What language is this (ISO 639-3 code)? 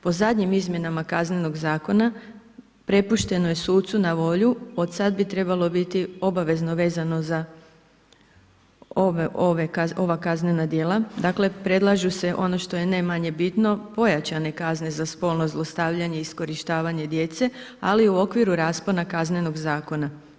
hrv